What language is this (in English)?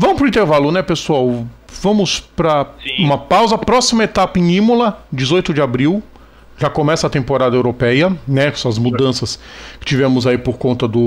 Portuguese